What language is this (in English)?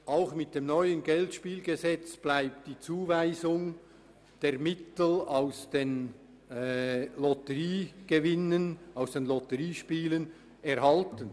Swiss German